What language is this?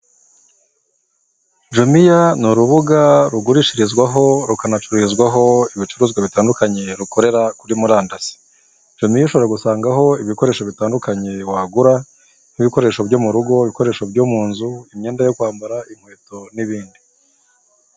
Kinyarwanda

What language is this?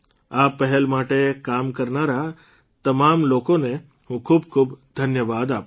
Gujarati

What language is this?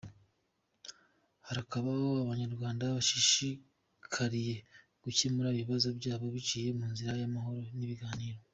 Kinyarwanda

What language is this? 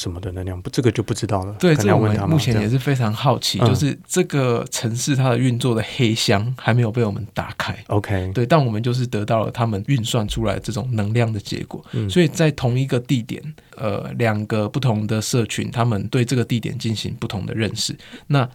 Chinese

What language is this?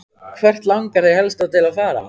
Icelandic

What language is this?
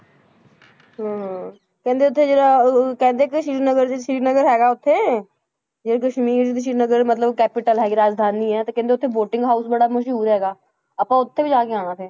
Punjabi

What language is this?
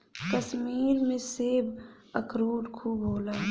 Bhojpuri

